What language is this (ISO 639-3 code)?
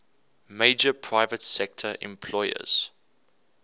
eng